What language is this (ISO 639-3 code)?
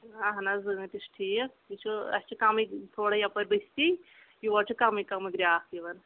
kas